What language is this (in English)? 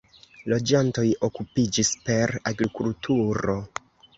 Esperanto